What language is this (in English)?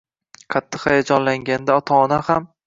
Uzbek